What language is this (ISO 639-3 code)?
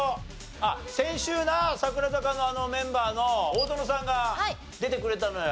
jpn